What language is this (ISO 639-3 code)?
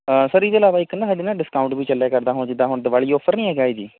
pan